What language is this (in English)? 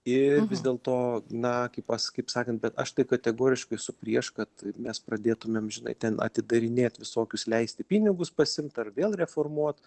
Lithuanian